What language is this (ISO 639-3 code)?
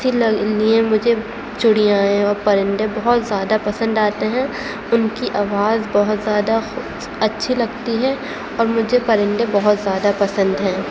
urd